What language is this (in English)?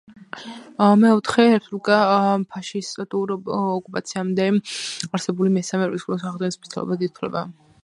Georgian